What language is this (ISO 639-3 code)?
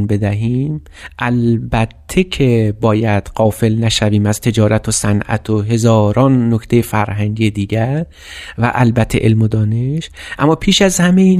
fas